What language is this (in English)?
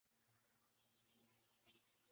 Urdu